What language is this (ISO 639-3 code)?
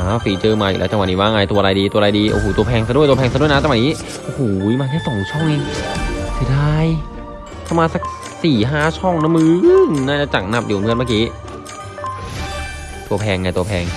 tha